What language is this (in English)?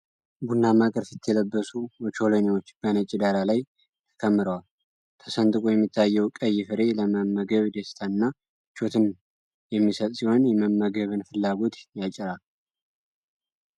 Amharic